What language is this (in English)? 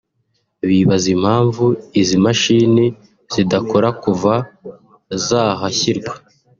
Kinyarwanda